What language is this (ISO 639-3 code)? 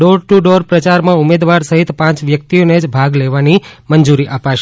guj